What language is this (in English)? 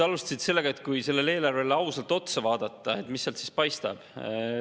Estonian